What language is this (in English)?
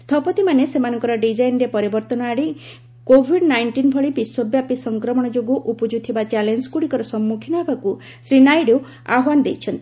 Odia